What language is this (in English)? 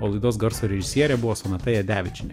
Lithuanian